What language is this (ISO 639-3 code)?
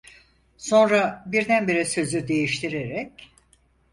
tur